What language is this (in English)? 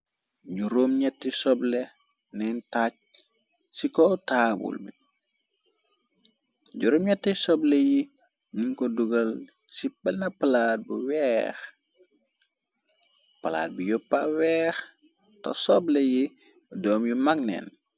Wolof